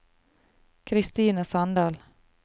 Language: Norwegian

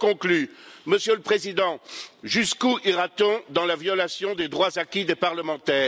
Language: French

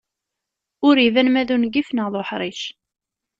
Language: Kabyle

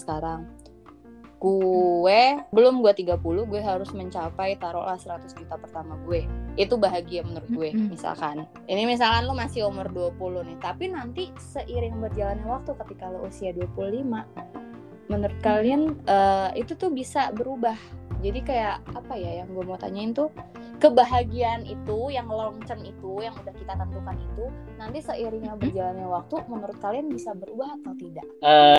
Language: Indonesian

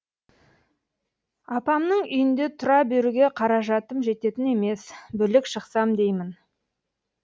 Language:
Kazakh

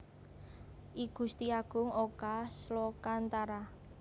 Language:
Javanese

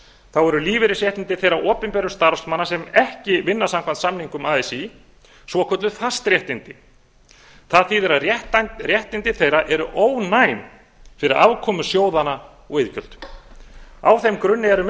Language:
Icelandic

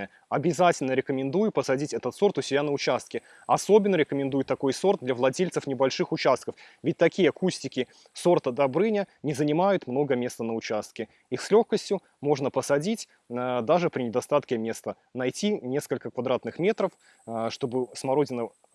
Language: Russian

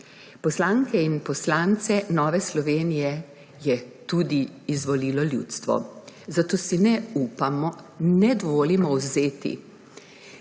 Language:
Slovenian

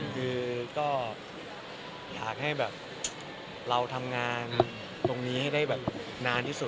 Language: Thai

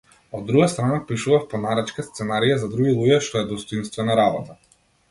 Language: Macedonian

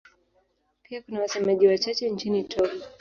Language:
Swahili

